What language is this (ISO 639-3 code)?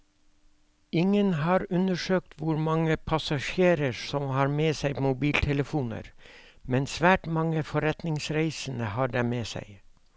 nor